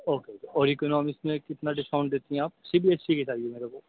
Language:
Urdu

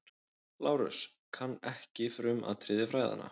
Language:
Icelandic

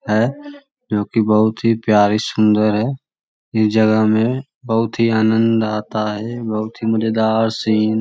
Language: Magahi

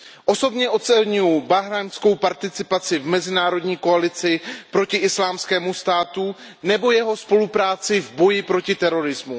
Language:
Czech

